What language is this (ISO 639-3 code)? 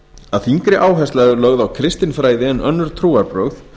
isl